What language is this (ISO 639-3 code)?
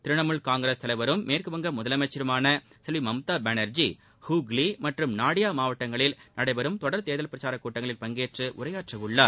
tam